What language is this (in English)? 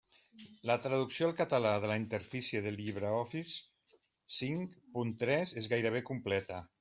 Catalan